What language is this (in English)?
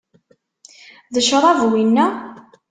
Kabyle